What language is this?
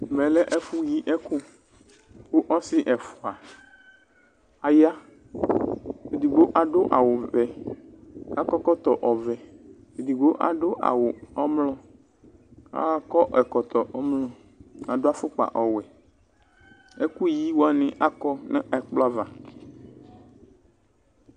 Ikposo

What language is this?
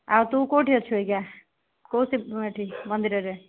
Odia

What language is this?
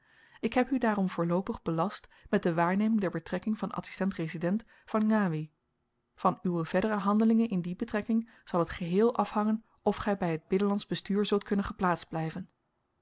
Dutch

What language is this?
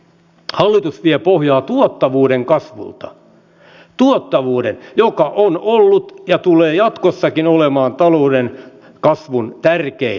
Finnish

